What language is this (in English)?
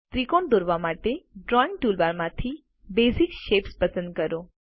Gujarati